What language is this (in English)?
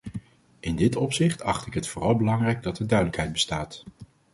Dutch